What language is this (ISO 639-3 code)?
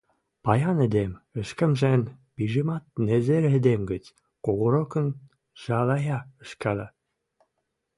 mrj